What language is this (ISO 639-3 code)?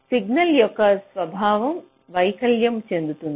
tel